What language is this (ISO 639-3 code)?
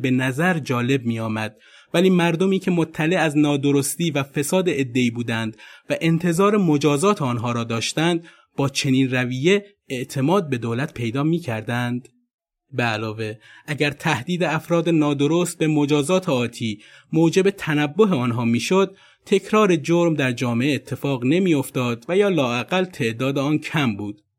fas